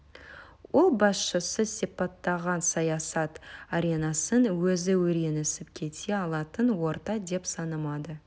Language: Kazakh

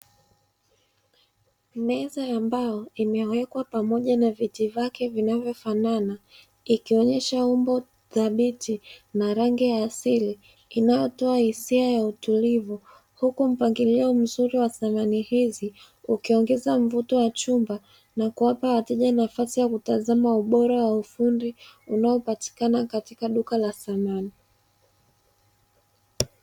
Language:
Swahili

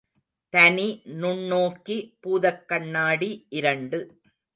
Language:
Tamil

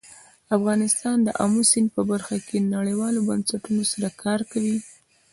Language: Pashto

